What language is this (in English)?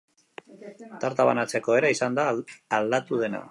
Basque